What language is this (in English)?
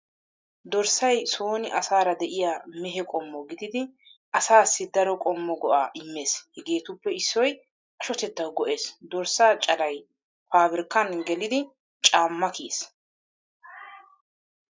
Wolaytta